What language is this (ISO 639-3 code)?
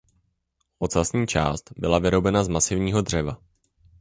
ces